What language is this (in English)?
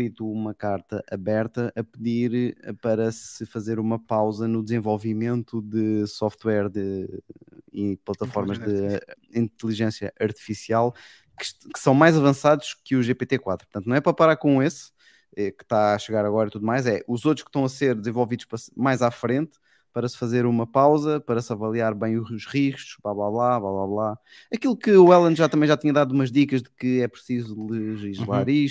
Portuguese